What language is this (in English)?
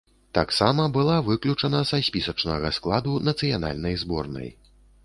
Belarusian